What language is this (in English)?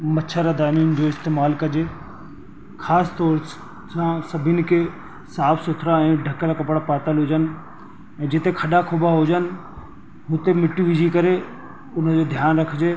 Sindhi